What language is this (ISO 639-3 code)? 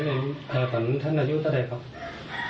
tha